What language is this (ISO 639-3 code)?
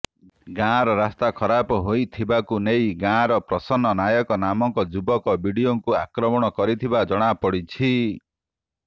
ori